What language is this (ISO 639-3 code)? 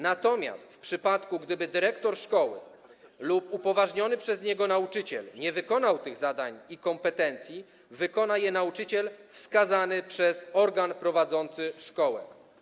pol